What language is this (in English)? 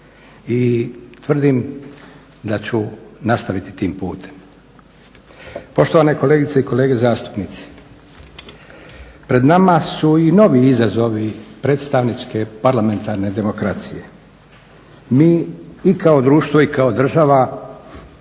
Croatian